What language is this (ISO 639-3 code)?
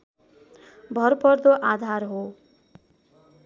nep